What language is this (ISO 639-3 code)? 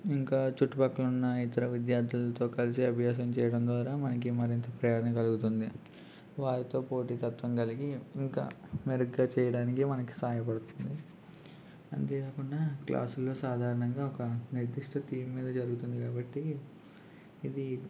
tel